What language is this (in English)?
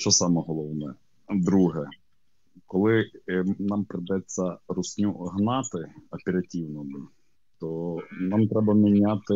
Ukrainian